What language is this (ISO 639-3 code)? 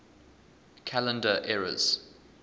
eng